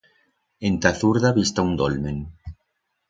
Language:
Aragonese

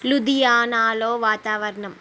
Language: Telugu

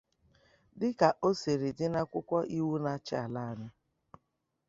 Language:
Igbo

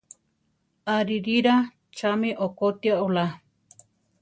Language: Central Tarahumara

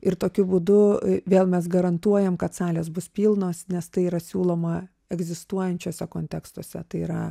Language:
Lithuanian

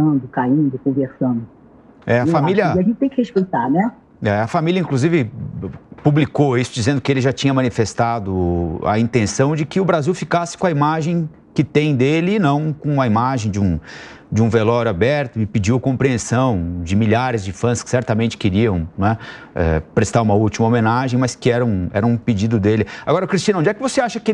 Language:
Portuguese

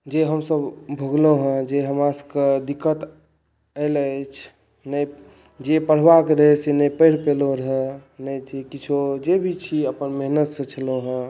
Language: Maithili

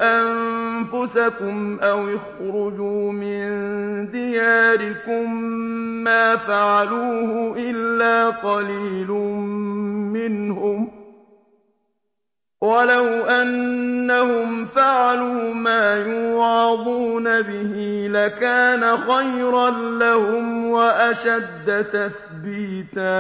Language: Arabic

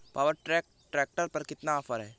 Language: Hindi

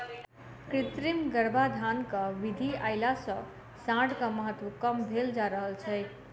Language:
Maithili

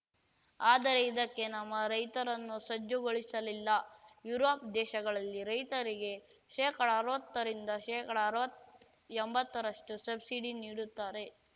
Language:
Kannada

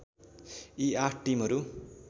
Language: Nepali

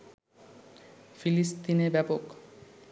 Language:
Bangla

